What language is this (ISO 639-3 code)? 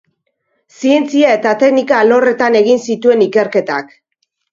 eus